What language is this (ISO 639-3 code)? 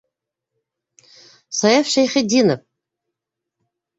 bak